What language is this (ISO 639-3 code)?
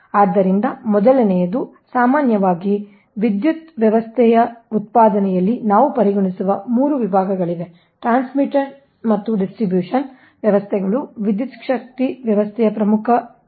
kan